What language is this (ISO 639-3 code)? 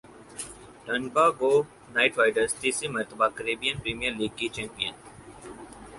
urd